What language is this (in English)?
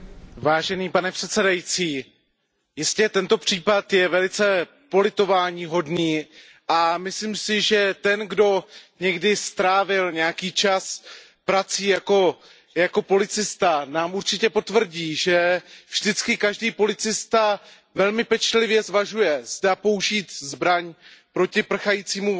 Czech